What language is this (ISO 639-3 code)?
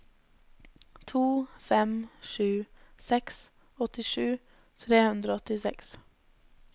nor